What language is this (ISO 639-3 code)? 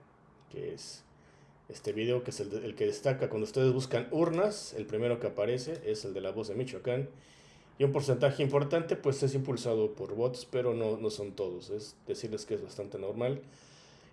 spa